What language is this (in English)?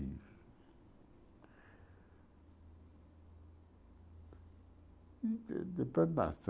Portuguese